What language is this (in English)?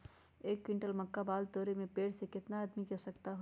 Magahi